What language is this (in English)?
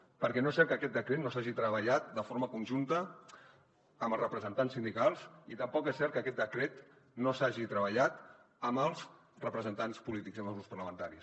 Catalan